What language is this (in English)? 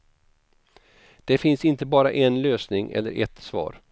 Swedish